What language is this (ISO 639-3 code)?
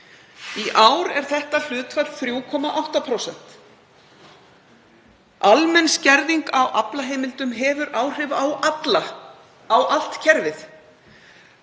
isl